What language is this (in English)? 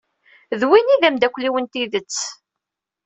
Kabyle